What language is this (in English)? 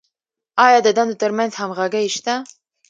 Pashto